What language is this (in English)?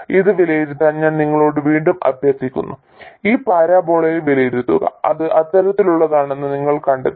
Malayalam